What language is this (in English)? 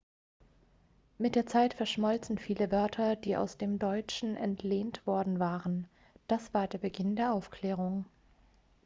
German